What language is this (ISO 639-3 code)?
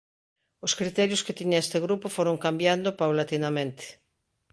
glg